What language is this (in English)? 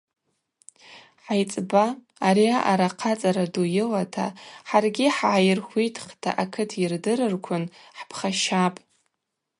Abaza